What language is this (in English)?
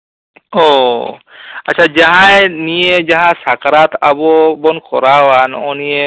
Santali